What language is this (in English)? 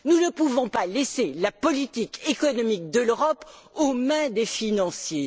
French